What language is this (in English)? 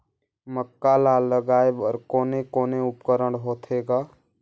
Chhattisgarhi